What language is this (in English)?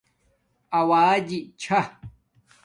Domaaki